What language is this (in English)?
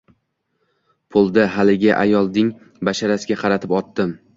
Uzbek